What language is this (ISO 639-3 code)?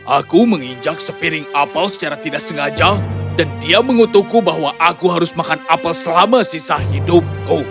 ind